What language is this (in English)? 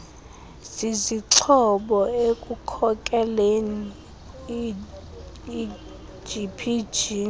Xhosa